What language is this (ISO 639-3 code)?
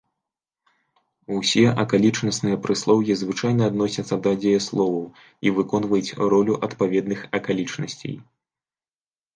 bel